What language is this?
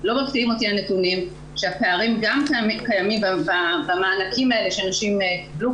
Hebrew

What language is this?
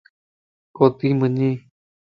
Lasi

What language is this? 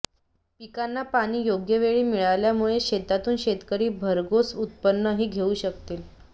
Marathi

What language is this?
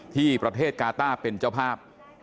Thai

